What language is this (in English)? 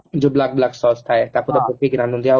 Odia